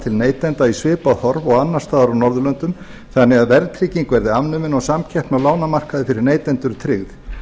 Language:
Icelandic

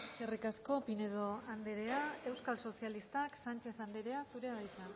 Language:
Basque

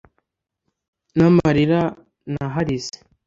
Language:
Kinyarwanda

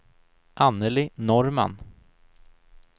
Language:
Swedish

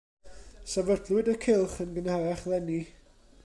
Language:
Welsh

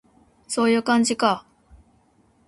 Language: Japanese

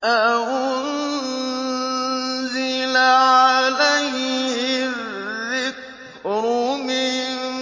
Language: Arabic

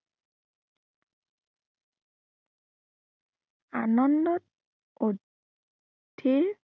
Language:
Assamese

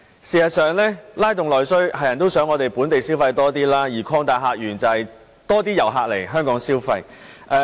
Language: Cantonese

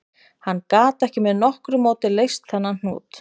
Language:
Icelandic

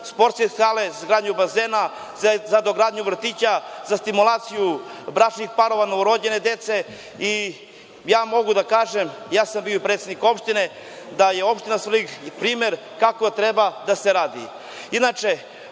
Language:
Serbian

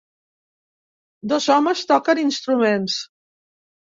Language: Catalan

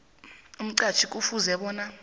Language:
South Ndebele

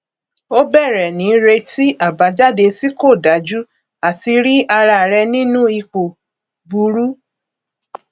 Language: Yoruba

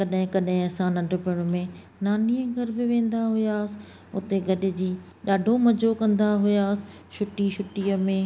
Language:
Sindhi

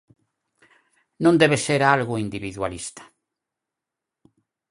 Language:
Galician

